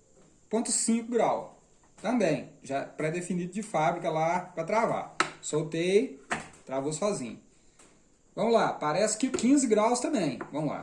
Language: Portuguese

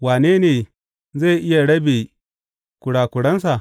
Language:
Hausa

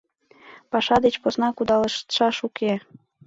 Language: Mari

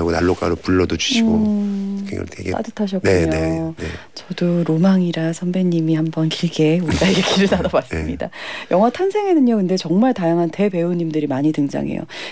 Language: Korean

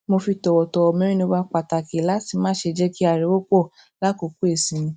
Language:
Yoruba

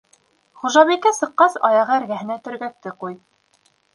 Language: Bashkir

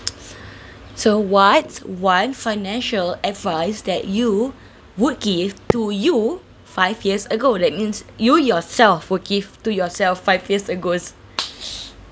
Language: English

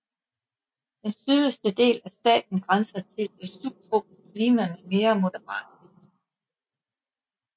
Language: Danish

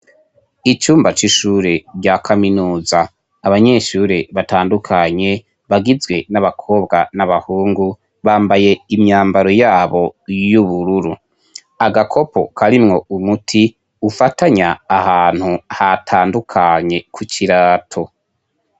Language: Rundi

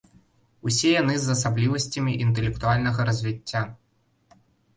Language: Belarusian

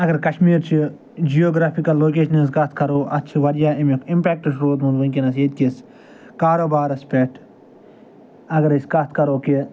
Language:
Kashmiri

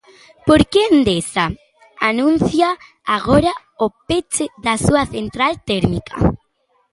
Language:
Galician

